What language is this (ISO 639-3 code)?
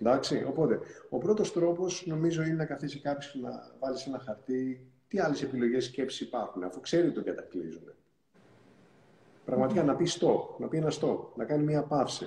ell